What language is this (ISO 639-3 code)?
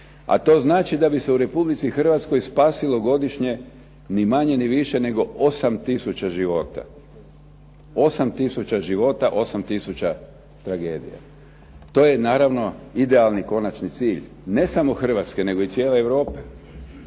hrv